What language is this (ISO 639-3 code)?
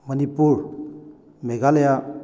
mni